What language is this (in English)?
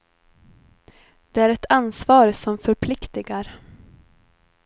Swedish